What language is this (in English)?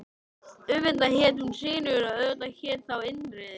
Icelandic